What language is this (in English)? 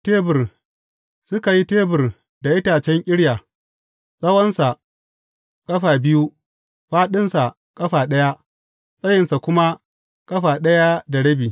Hausa